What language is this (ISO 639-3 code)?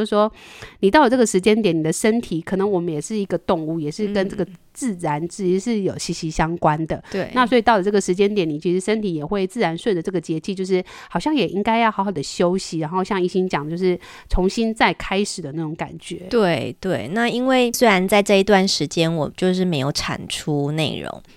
zho